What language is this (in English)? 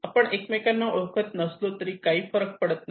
Marathi